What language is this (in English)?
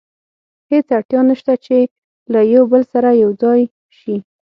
Pashto